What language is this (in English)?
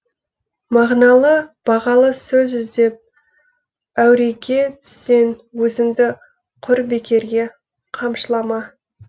Kazakh